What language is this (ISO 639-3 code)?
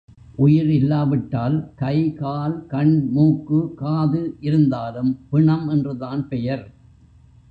tam